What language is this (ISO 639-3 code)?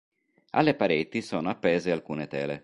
ita